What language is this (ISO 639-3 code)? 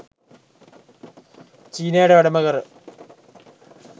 sin